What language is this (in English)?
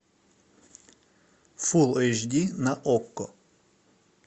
Russian